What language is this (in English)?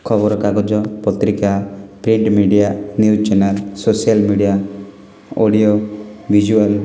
Odia